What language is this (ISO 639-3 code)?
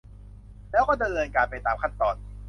tha